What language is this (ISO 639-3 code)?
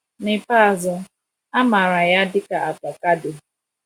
ibo